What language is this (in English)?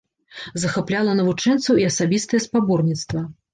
Belarusian